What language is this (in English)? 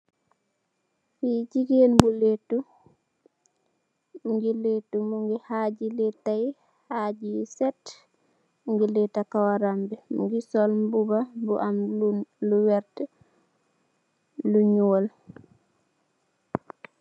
Wolof